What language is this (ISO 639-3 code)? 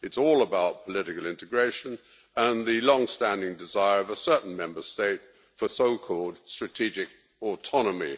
eng